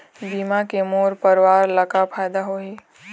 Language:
Chhattisgarhi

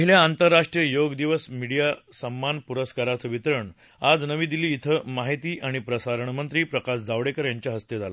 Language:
Marathi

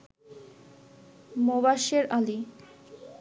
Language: Bangla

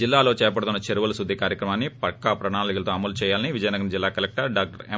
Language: Telugu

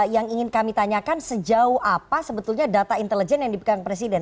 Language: Indonesian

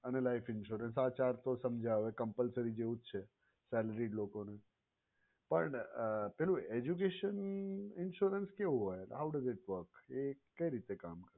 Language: Gujarati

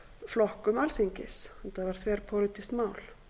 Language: Icelandic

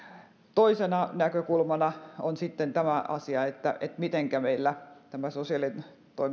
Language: Finnish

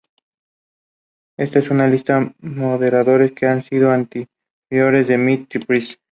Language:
Spanish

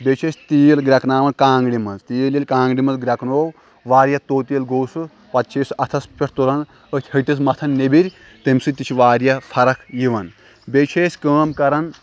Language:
Kashmiri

